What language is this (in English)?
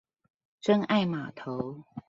Chinese